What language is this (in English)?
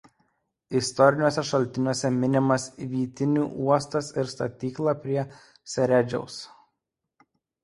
Lithuanian